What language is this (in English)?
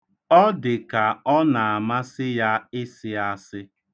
Igbo